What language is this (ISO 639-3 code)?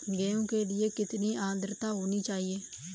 hin